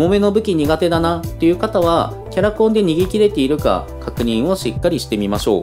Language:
Japanese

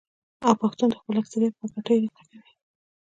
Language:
Pashto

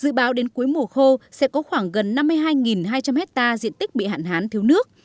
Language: Vietnamese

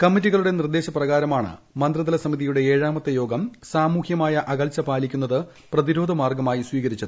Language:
Malayalam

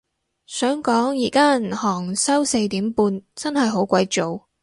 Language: Cantonese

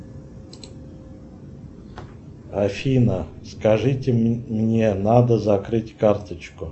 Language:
Russian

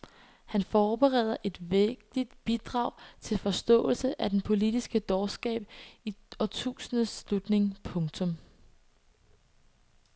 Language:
Danish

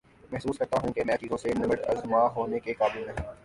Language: Urdu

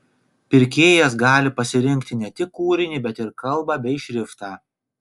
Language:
Lithuanian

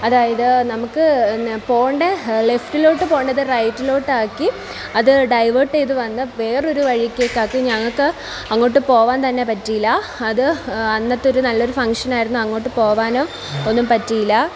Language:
Malayalam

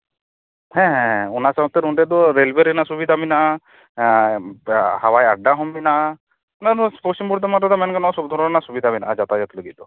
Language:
Santali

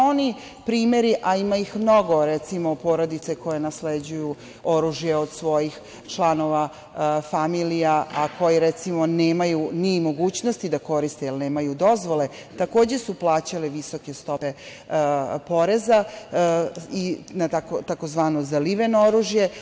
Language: Serbian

